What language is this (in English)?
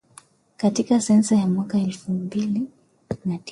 Swahili